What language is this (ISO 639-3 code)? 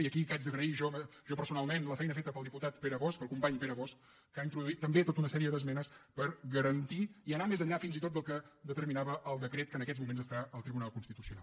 cat